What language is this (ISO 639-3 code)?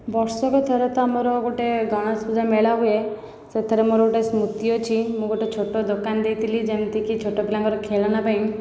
ori